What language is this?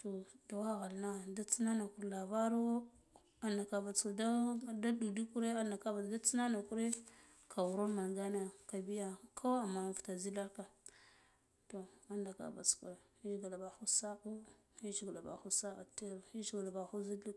Guduf-Gava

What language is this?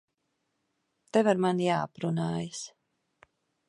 Latvian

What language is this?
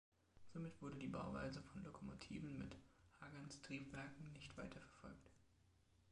German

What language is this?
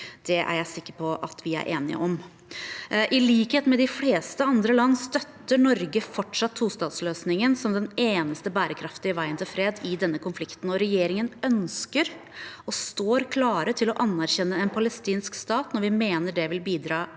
Norwegian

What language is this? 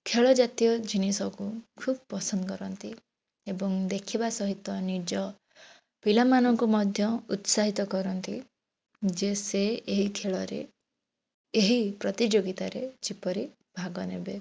Odia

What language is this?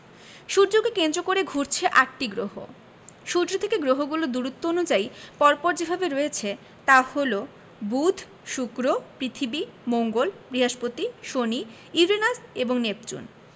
Bangla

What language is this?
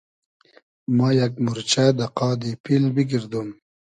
Hazaragi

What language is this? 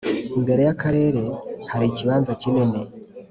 Kinyarwanda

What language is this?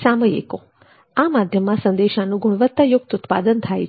Gujarati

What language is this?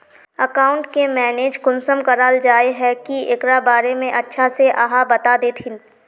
Magahi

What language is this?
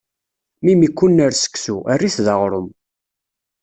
Kabyle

